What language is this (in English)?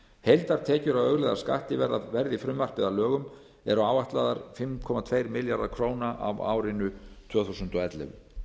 Icelandic